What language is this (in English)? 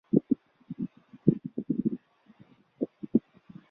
Chinese